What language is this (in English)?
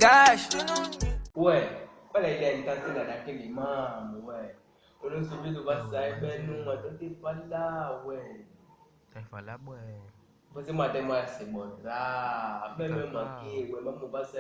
Afrikaans